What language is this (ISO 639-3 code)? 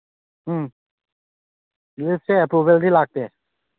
mni